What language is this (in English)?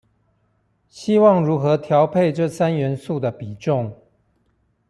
Chinese